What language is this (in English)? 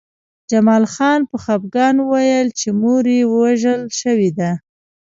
Pashto